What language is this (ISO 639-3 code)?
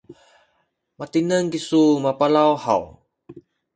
szy